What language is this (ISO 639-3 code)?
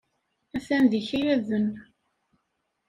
kab